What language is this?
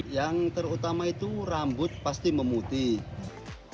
Indonesian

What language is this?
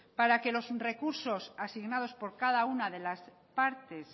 Spanish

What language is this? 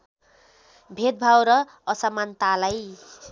Nepali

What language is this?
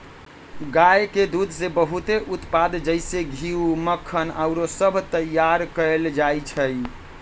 Magahi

